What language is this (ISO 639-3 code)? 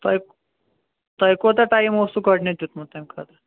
kas